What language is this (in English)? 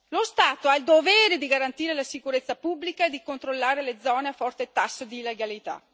Italian